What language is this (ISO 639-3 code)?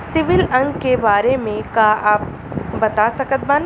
bho